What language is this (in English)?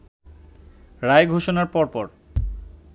Bangla